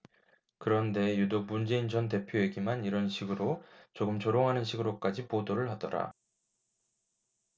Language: Korean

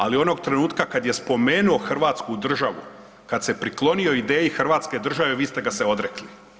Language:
Croatian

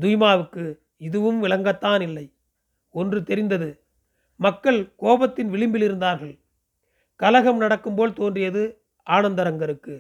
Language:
Tamil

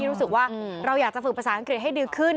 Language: Thai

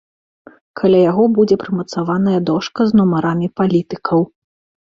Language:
Belarusian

